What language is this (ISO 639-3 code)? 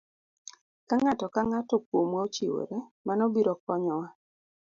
luo